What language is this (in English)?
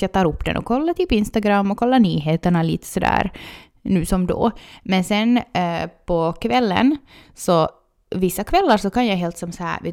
Swedish